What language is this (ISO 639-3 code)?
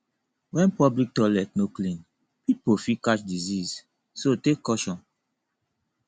pcm